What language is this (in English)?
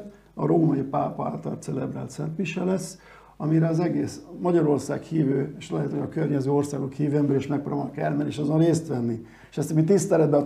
Hungarian